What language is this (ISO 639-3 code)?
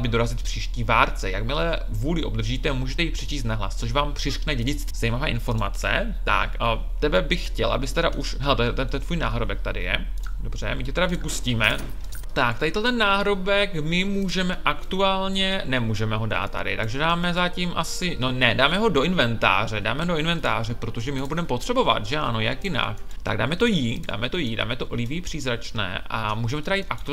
ces